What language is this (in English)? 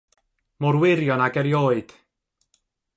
Welsh